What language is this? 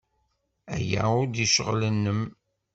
Kabyle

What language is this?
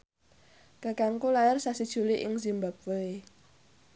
Javanese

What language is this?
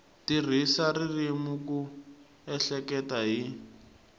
Tsonga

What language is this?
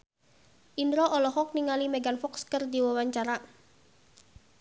Sundanese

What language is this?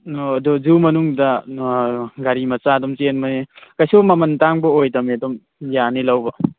Manipuri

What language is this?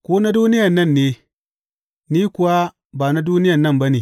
Hausa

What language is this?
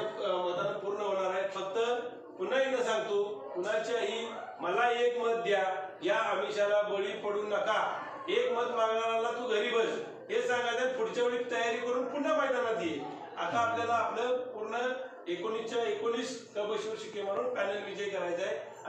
Arabic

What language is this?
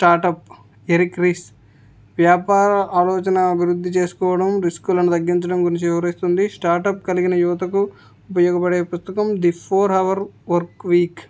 Telugu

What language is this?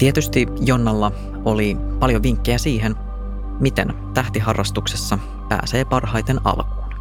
Finnish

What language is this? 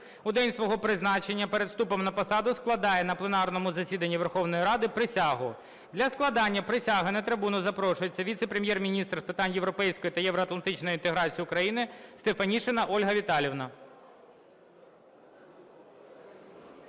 Ukrainian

